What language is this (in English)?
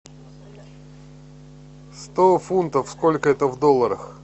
Russian